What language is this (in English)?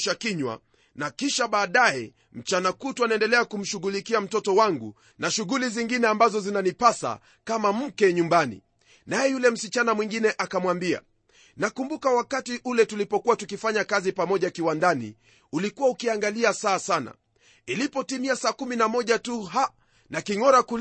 Swahili